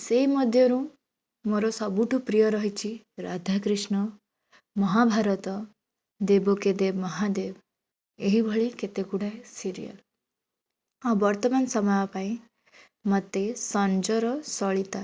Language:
Odia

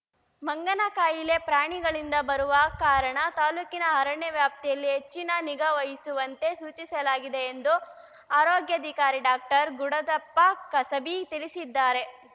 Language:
Kannada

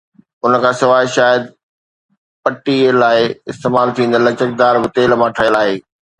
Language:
Sindhi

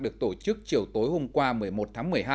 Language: Vietnamese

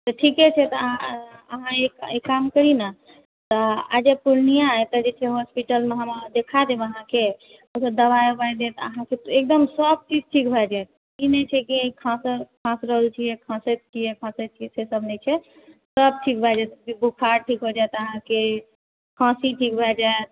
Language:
Maithili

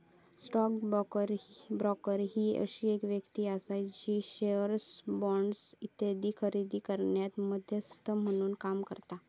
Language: Marathi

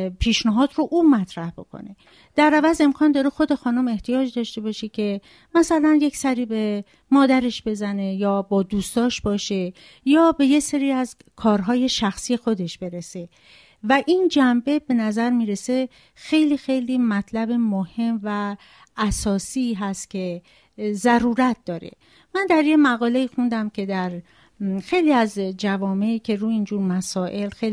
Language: Persian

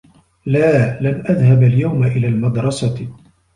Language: Arabic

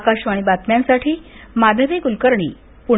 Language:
Marathi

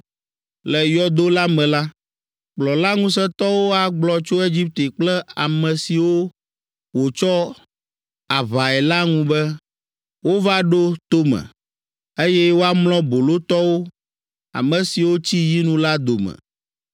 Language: Ewe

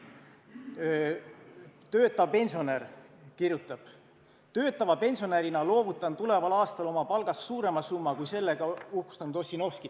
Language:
Estonian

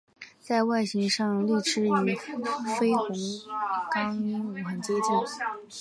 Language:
Chinese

